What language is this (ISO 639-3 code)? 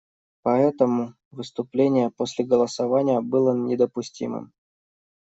rus